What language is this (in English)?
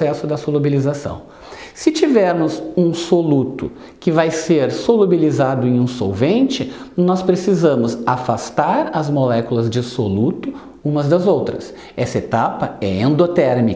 Portuguese